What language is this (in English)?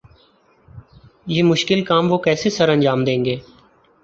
Urdu